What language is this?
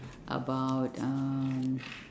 English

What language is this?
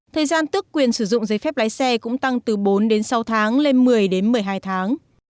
Vietnamese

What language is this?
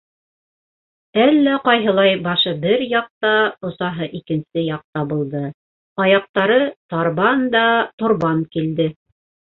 Bashkir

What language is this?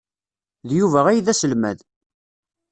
Kabyle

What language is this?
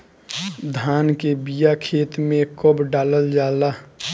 Bhojpuri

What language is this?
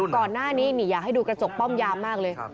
Thai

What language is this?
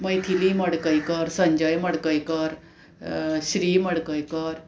Konkani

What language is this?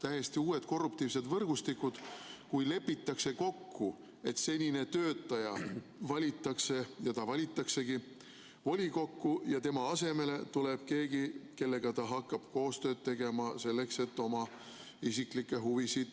Estonian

